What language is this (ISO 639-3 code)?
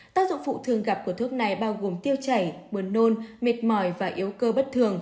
vie